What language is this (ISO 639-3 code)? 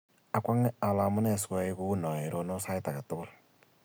kln